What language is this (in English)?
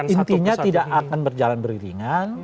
Indonesian